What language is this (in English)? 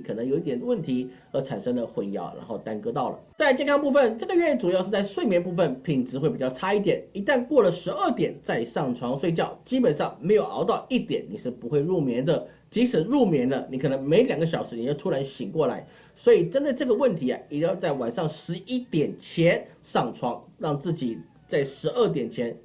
Chinese